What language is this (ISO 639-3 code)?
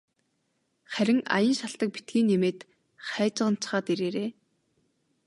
mon